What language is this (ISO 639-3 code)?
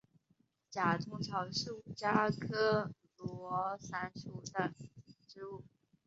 zho